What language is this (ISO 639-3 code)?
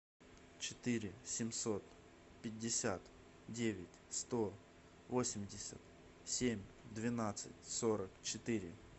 rus